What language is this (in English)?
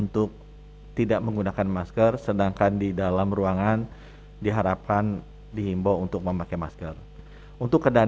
Indonesian